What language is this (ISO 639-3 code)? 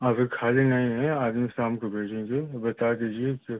hin